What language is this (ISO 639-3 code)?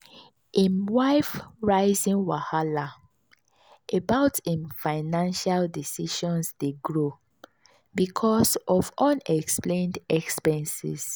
pcm